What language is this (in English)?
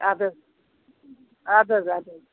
Kashmiri